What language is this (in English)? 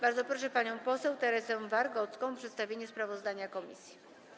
Polish